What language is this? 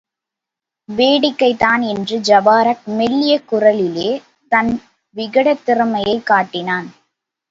Tamil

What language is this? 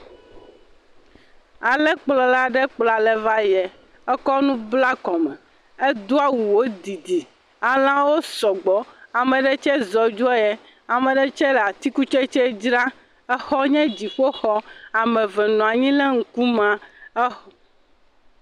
Ewe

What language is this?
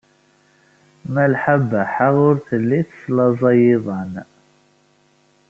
Kabyle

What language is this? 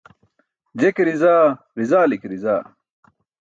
Burushaski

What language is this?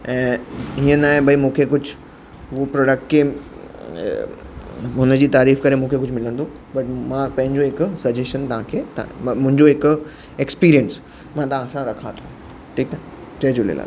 Sindhi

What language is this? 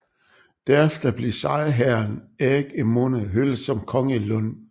Danish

